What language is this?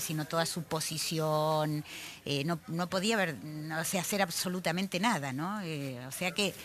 Spanish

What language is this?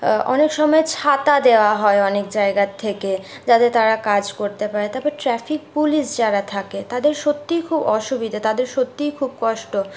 Bangla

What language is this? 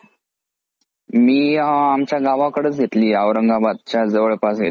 Marathi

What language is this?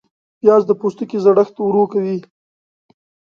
Pashto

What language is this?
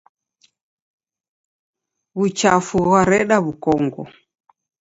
Taita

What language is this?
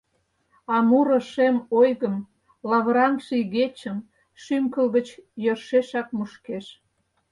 Mari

